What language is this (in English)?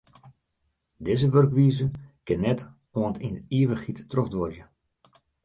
Western Frisian